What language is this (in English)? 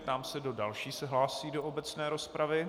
Czech